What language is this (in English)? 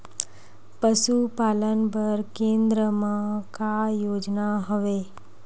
Chhattisgarhi